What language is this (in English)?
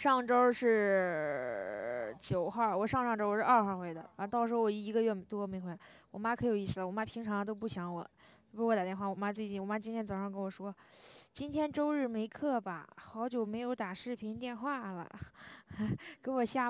Chinese